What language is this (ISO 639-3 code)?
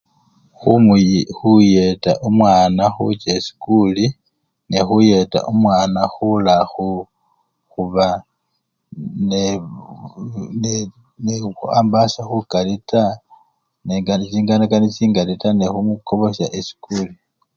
luy